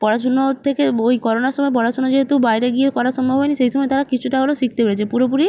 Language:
Bangla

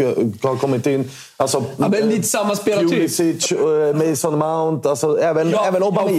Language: Swedish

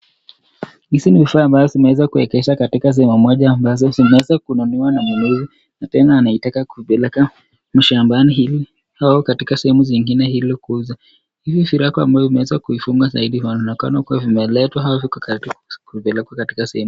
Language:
Swahili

